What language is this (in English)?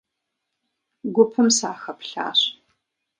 Kabardian